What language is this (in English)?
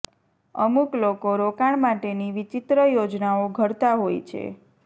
Gujarati